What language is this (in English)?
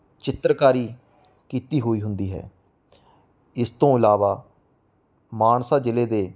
Punjabi